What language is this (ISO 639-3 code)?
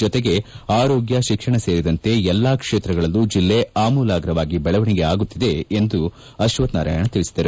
kan